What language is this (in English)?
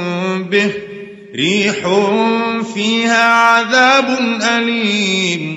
Arabic